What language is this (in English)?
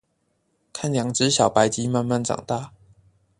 Chinese